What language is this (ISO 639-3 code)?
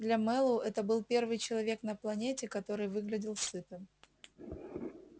rus